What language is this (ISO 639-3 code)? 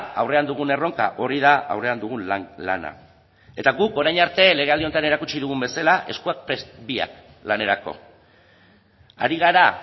eus